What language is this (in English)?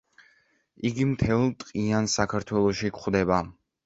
Georgian